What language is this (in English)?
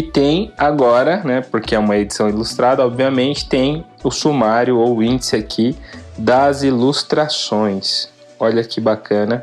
Portuguese